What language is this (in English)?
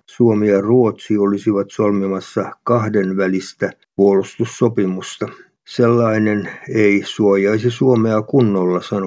Finnish